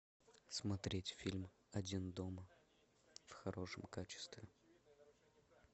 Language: Russian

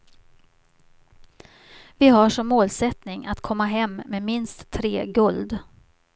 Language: Swedish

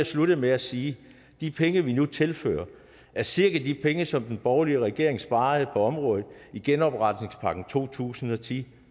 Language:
Danish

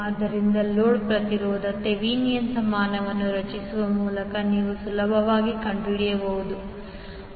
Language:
Kannada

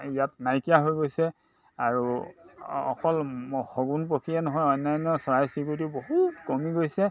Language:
Assamese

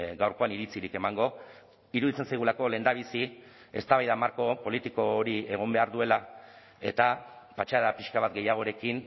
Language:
Basque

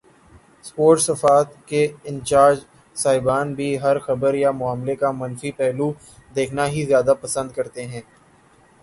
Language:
Urdu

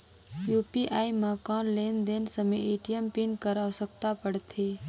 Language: Chhattisgarhi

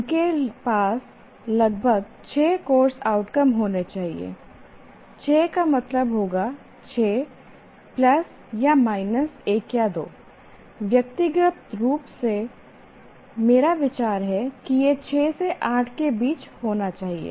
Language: Hindi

